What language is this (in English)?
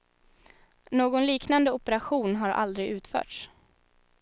Swedish